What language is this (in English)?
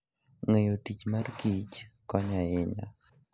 Luo (Kenya and Tanzania)